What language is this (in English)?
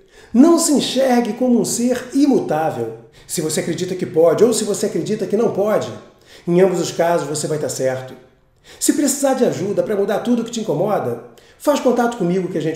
Portuguese